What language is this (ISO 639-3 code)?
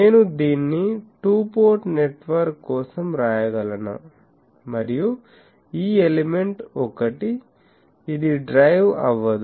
tel